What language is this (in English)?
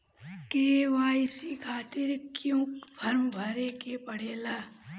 Bhojpuri